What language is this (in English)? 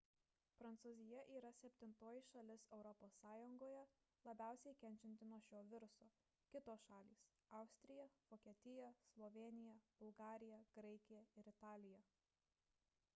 Lithuanian